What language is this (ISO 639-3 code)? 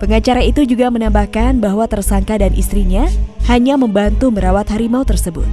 ind